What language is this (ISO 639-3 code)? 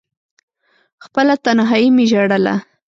pus